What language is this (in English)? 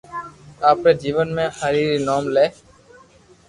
Loarki